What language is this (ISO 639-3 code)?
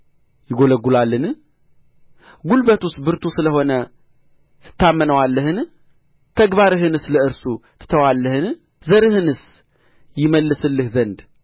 amh